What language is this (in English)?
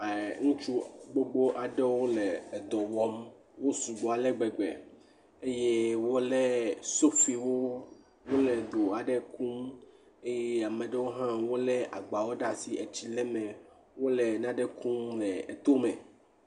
Ewe